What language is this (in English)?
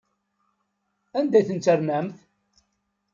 Kabyle